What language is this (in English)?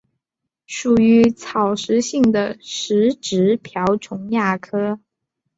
Chinese